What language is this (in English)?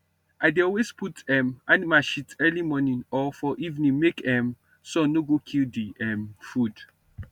Nigerian Pidgin